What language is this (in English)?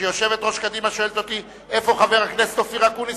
Hebrew